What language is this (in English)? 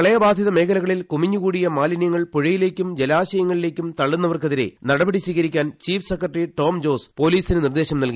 Malayalam